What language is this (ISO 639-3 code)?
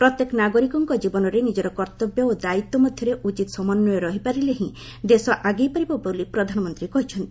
ori